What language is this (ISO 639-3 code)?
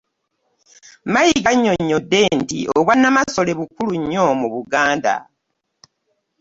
lug